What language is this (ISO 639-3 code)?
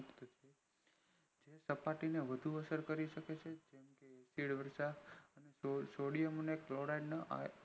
guj